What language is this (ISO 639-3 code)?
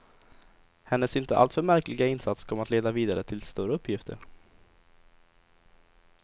swe